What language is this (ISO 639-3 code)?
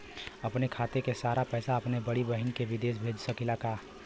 bho